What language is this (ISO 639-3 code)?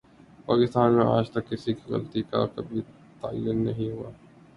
urd